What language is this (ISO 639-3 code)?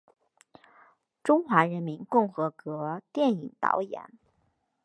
zho